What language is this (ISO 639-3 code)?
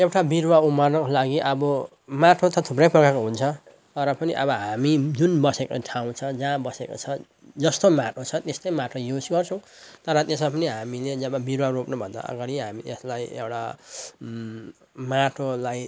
nep